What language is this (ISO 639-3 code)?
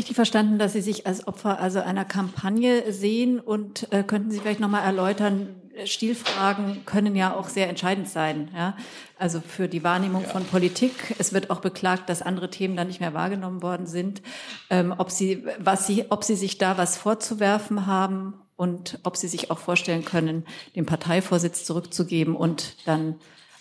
deu